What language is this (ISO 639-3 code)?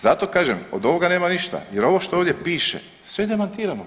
hrv